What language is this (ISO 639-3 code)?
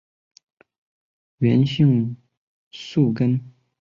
zho